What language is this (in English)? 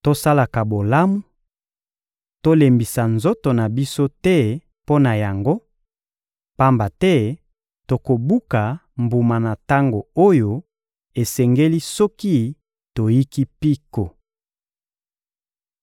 Lingala